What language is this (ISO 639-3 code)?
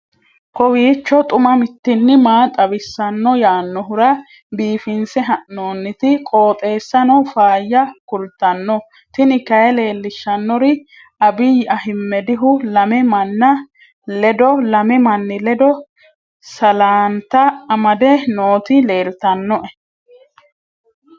sid